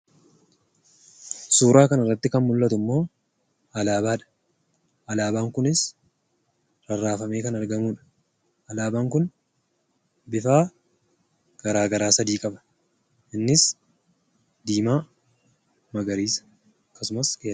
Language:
Oromo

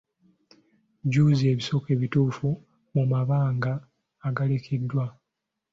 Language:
Ganda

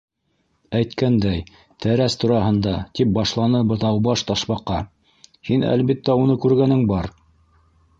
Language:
Bashkir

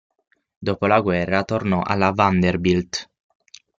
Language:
Italian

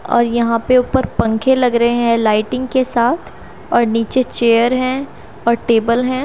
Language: Hindi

